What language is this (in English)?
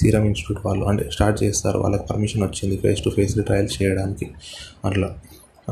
Telugu